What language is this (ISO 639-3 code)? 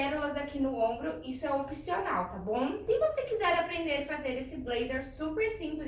por